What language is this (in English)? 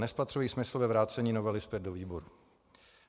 Czech